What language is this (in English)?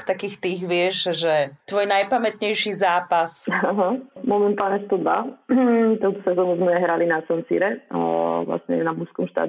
Slovak